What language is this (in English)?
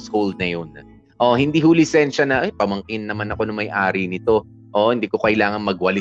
Filipino